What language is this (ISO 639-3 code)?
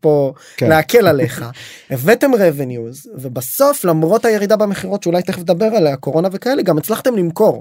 heb